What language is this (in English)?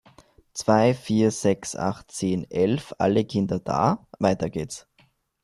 German